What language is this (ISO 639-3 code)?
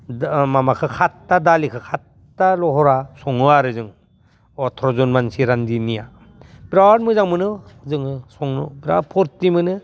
brx